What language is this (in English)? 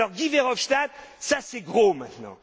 French